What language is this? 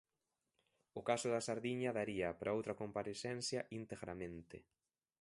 Galician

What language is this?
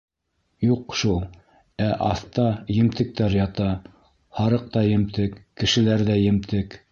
Bashkir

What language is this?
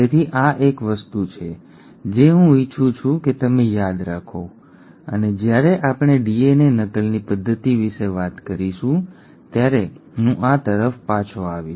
Gujarati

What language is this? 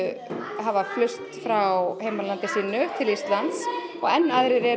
Icelandic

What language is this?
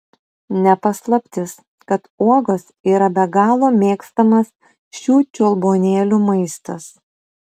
Lithuanian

